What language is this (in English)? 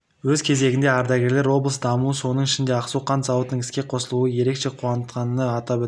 Kazakh